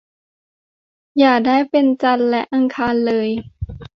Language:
Thai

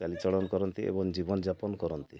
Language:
Odia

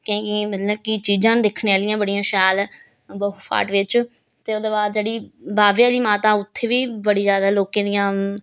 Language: Dogri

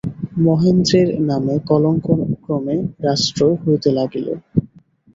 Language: Bangla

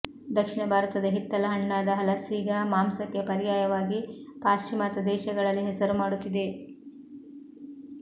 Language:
Kannada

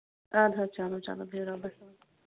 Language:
Kashmiri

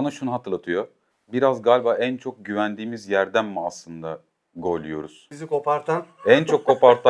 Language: Turkish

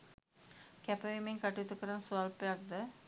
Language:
Sinhala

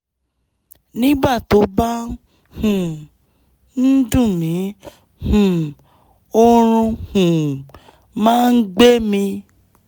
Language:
Yoruba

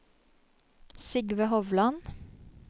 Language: Norwegian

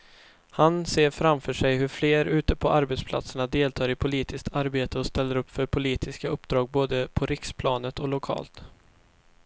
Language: Swedish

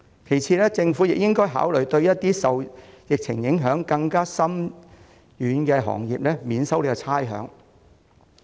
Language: Cantonese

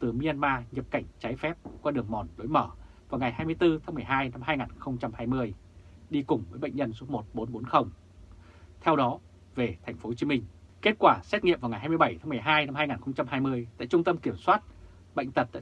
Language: Vietnamese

